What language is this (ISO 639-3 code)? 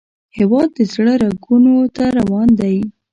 pus